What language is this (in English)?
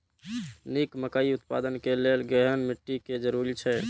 Maithili